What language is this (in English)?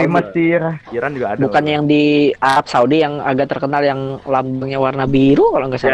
Indonesian